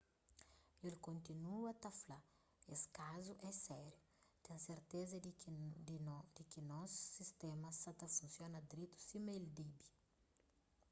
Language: Kabuverdianu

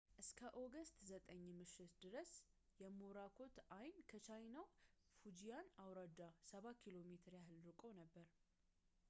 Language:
Amharic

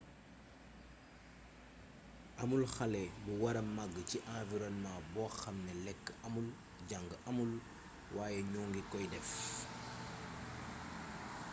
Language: Wolof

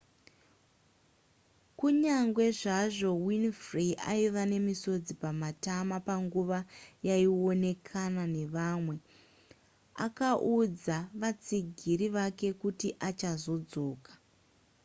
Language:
Shona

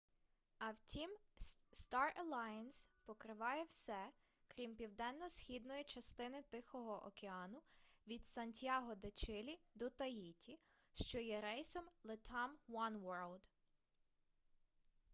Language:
Ukrainian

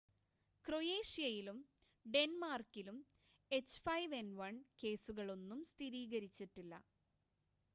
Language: Malayalam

